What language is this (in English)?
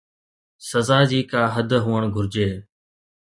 Sindhi